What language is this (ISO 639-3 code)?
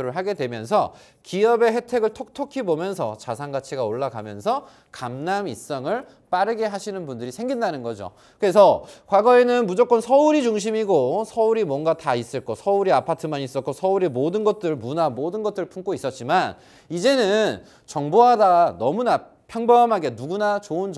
kor